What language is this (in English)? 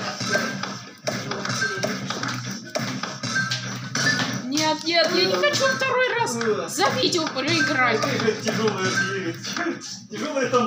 Russian